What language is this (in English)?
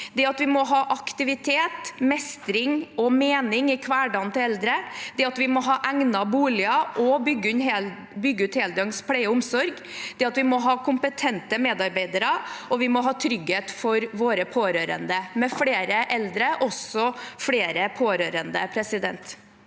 Norwegian